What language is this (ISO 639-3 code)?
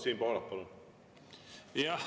est